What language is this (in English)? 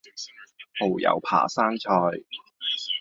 Cantonese